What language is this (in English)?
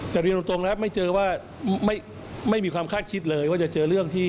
Thai